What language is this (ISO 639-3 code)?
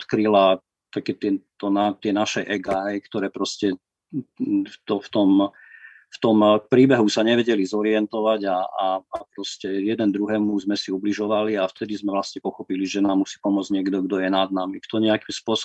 slk